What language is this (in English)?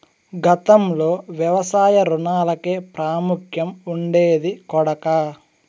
Telugu